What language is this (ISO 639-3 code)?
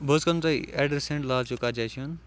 kas